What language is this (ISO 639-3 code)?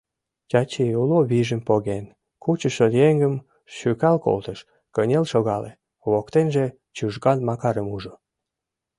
chm